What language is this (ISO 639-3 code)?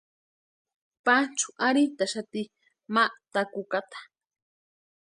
pua